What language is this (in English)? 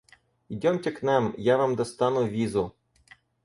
Russian